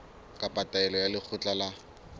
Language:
Southern Sotho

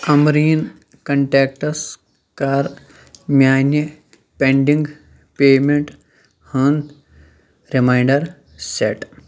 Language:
Kashmiri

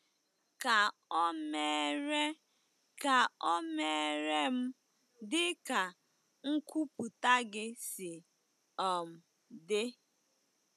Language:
Igbo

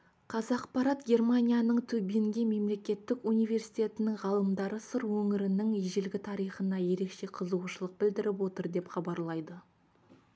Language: Kazakh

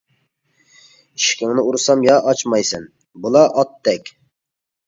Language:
Uyghur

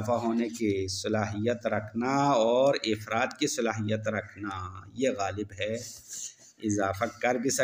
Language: Hindi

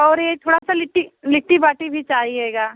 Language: Hindi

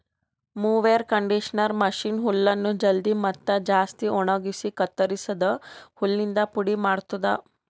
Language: Kannada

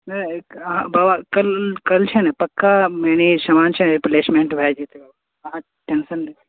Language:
Maithili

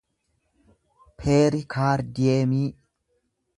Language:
Oromo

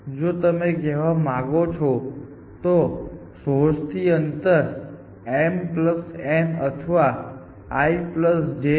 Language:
Gujarati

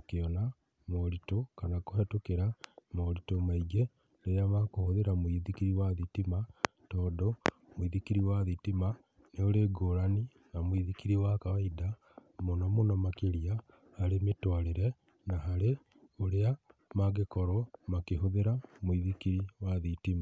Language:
Kikuyu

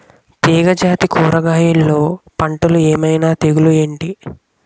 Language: Telugu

